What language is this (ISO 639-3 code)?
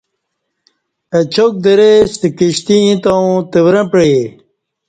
bsh